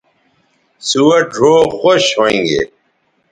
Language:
Bateri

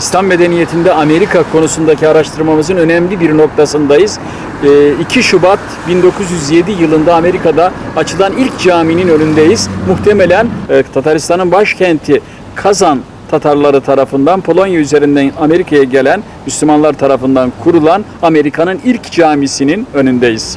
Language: Turkish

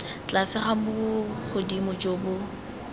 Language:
Tswana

